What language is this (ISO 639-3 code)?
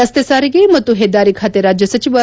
kan